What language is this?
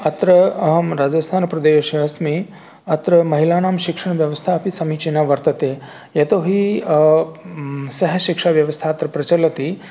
Sanskrit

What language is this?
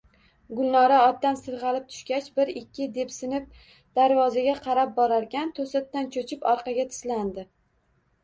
Uzbek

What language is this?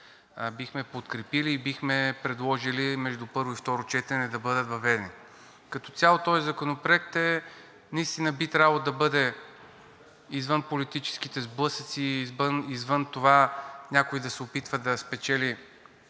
Bulgarian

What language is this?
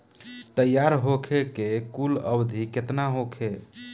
Bhojpuri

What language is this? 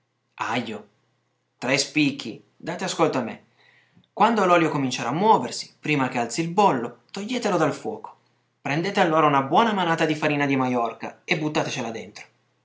Italian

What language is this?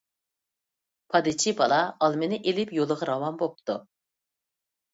Uyghur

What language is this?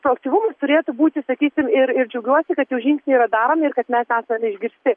Lithuanian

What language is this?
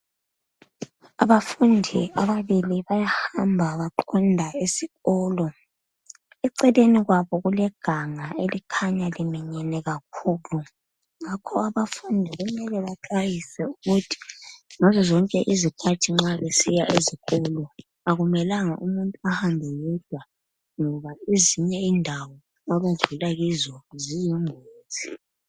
North Ndebele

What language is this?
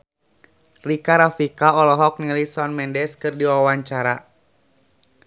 Sundanese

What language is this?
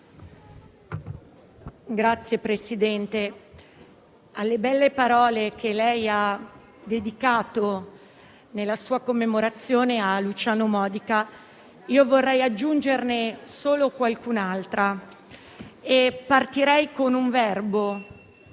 Italian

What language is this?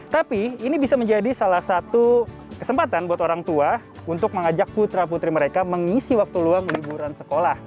Indonesian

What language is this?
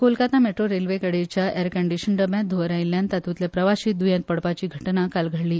Konkani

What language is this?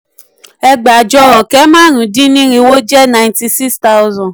Yoruba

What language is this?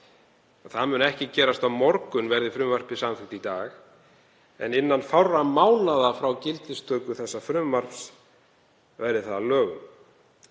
Icelandic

